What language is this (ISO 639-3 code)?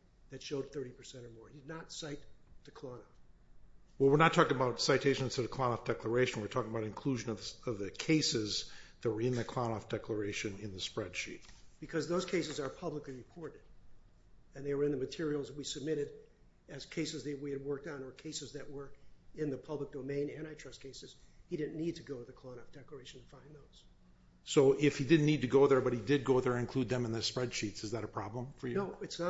eng